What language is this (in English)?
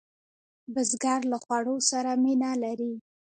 Pashto